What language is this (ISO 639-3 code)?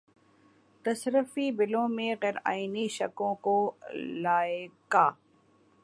urd